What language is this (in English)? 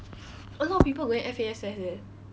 English